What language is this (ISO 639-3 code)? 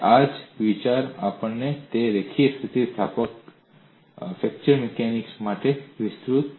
guj